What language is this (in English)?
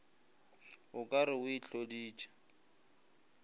Northern Sotho